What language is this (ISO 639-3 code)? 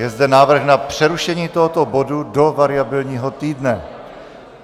ces